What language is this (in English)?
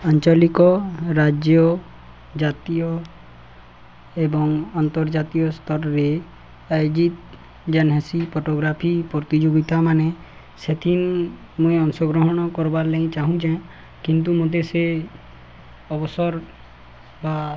Odia